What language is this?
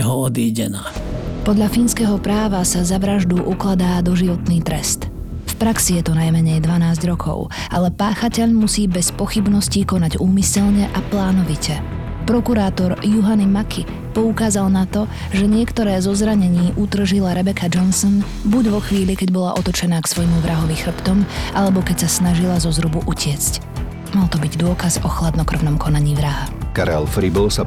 Slovak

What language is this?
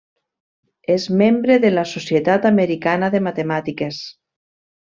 Catalan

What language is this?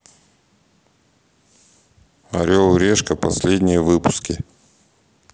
Russian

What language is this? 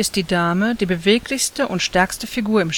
German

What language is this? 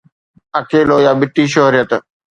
Sindhi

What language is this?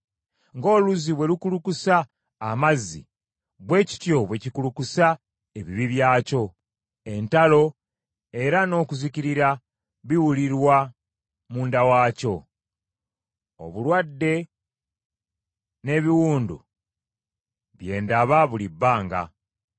Ganda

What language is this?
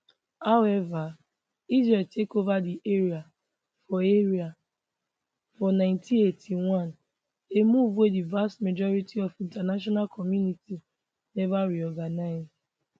Nigerian Pidgin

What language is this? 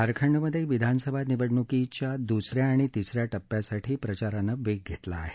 Marathi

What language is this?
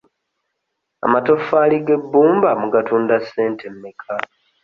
Ganda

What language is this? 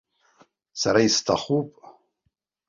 Abkhazian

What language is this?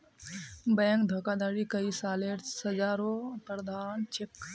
Magahi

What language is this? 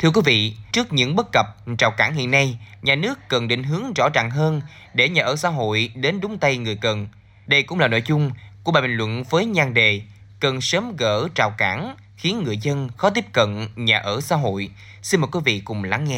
Vietnamese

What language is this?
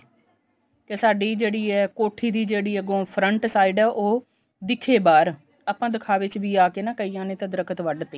Punjabi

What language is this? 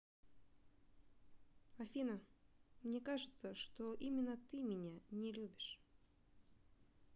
Russian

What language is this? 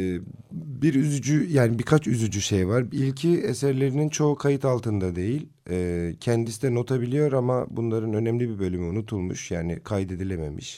Turkish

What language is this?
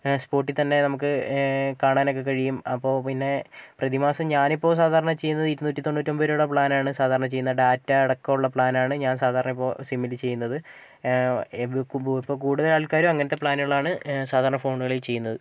Malayalam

